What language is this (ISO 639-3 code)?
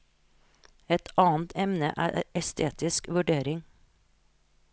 nor